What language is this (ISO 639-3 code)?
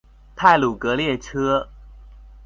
zho